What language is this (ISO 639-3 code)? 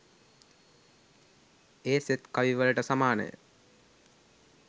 sin